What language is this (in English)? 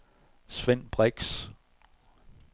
Danish